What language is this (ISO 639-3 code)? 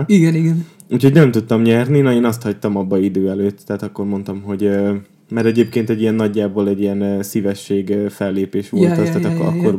hun